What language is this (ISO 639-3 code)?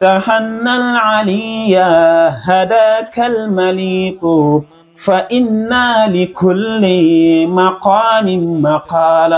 ara